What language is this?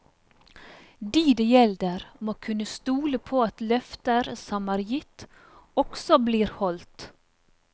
Norwegian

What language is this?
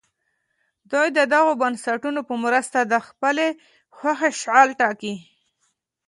Pashto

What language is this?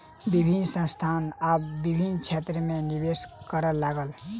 Maithili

